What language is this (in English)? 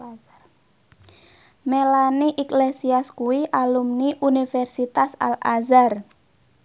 Javanese